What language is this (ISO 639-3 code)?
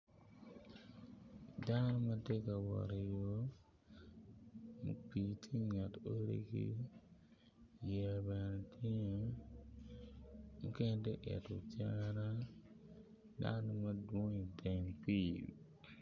ach